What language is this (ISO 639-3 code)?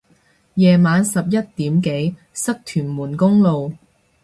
yue